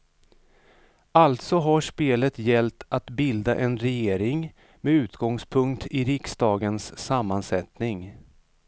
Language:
Swedish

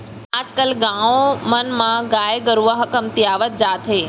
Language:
Chhattisgarhi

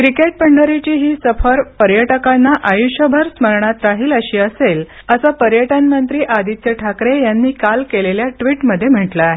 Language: Marathi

